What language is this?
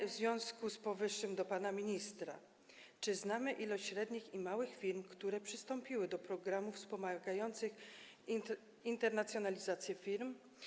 Polish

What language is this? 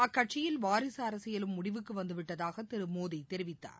Tamil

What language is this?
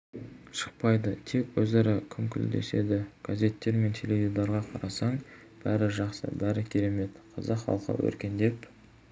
Kazakh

